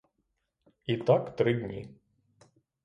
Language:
Ukrainian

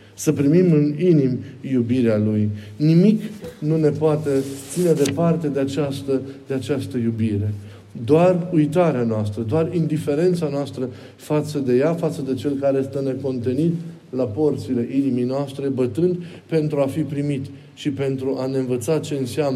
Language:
Romanian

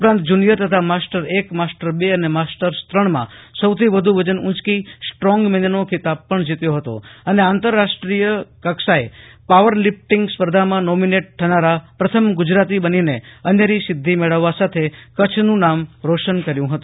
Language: Gujarati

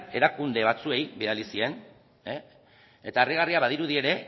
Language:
Basque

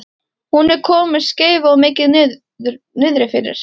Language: Icelandic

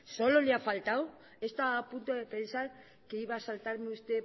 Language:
Spanish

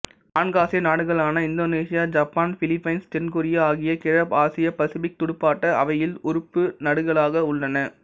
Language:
Tamil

